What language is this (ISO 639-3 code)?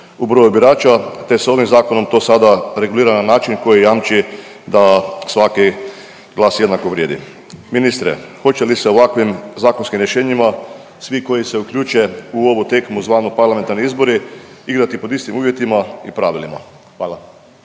hrv